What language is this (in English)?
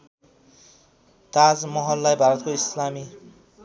Nepali